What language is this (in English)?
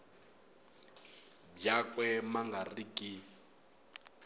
Tsonga